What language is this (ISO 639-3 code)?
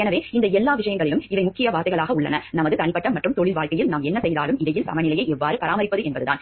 tam